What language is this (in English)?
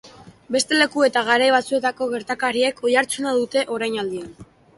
Basque